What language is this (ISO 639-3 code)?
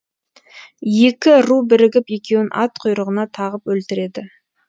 kaz